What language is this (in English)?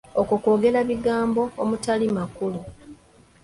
Ganda